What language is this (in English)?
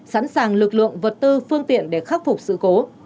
Vietnamese